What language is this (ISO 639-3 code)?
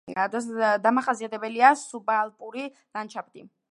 kat